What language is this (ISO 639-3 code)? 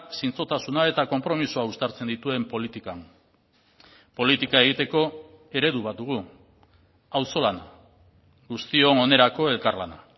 eus